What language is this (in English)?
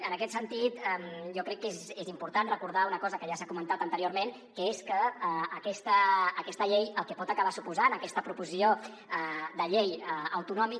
Catalan